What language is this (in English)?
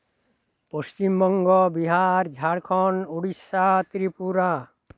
Santali